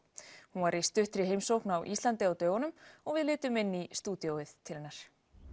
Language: Icelandic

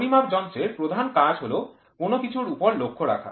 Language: Bangla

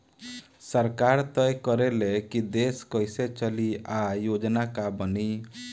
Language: Bhojpuri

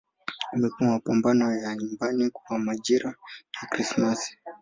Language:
Swahili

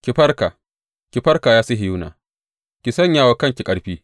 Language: Hausa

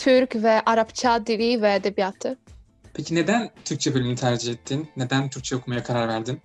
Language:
Turkish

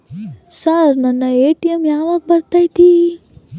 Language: Kannada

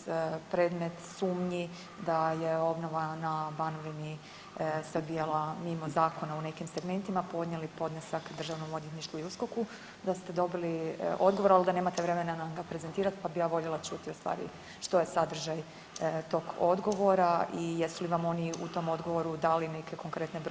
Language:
Croatian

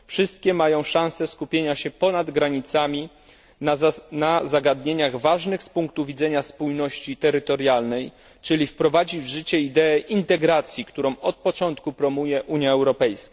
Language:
Polish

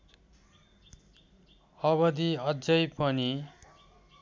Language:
Nepali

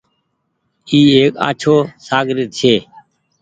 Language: Goaria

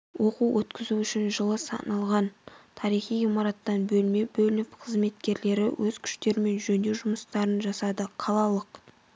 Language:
Kazakh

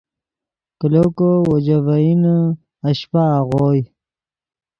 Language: Yidgha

